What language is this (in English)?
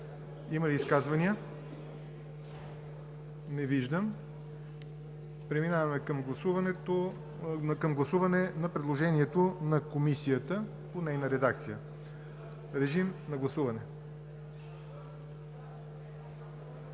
Bulgarian